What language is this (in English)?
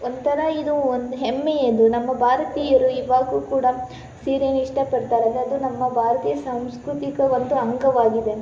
Kannada